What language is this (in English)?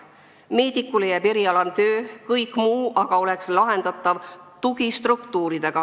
Estonian